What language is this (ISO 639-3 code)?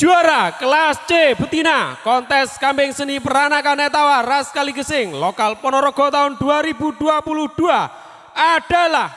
ind